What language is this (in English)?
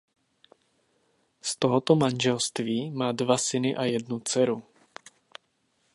Czech